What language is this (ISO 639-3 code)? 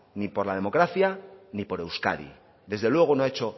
spa